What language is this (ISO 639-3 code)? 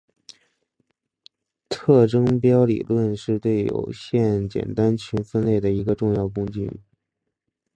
zho